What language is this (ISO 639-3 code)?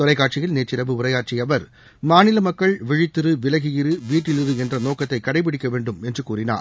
tam